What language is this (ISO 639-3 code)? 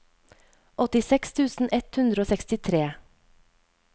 nor